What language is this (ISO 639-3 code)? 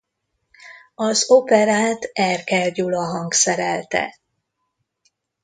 hun